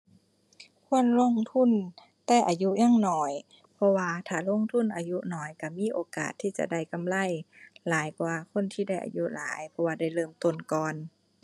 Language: Thai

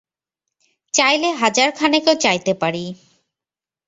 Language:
Bangla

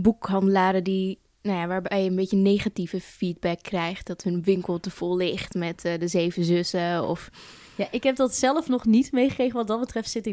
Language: Dutch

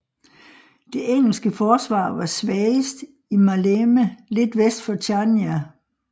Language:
Danish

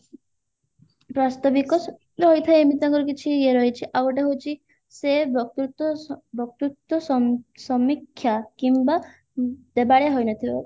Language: Odia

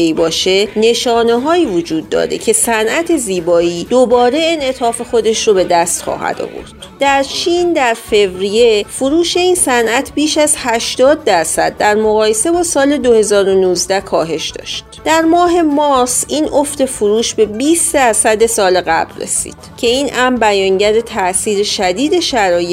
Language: Persian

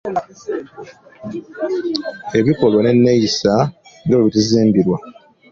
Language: Ganda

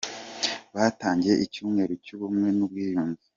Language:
Kinyarwanda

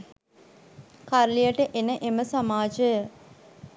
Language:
Sinhala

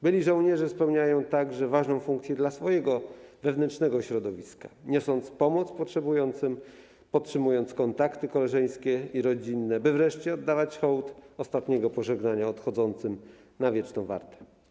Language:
Polish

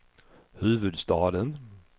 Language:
Swedish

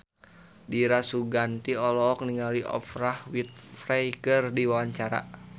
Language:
Sundanese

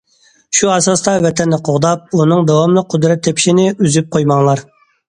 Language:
Uyghur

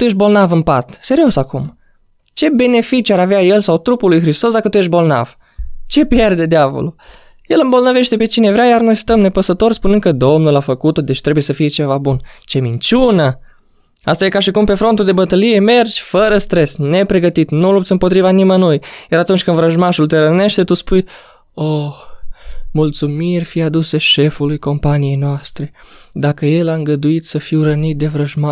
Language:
Romanian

